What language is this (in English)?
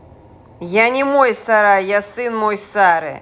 Russian